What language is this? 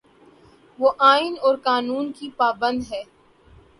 Urdu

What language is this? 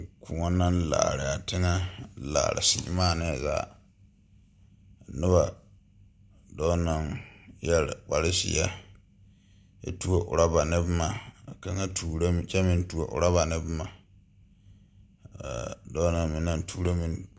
Southern Dagaare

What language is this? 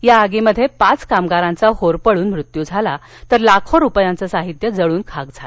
Marathi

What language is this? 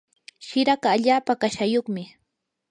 Yanahuanca Pasco Quechua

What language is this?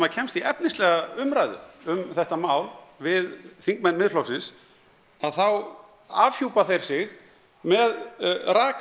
Icelandic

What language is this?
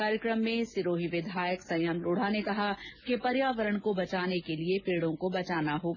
Hindi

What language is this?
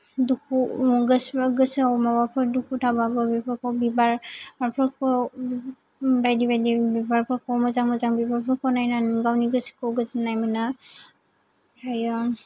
Bodo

